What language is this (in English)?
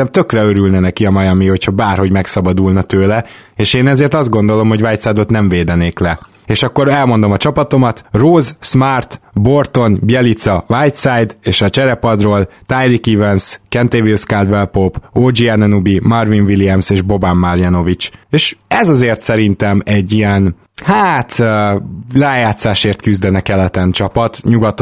Hungarian